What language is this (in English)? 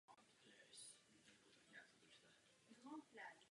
Czech